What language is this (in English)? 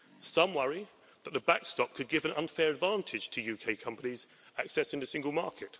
English